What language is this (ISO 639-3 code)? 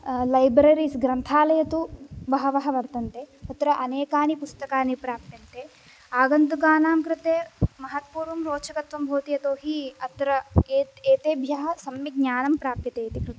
san